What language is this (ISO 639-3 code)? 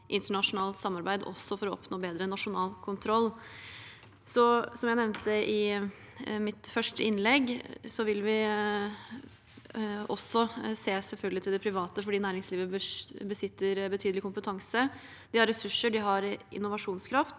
nor